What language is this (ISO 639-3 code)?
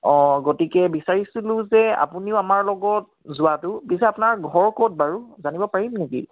asm